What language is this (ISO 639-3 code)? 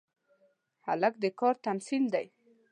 pus